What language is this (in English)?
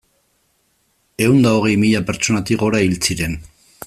Basque